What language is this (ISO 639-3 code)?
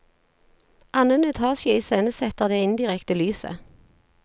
nor